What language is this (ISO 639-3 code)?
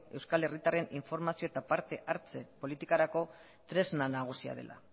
eus